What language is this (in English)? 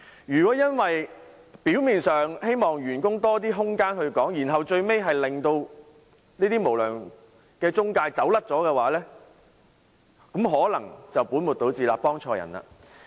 Cantonese